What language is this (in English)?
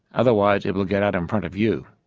English